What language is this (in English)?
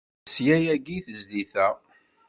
Kabyle